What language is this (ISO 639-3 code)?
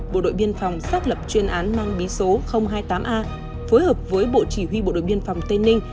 vie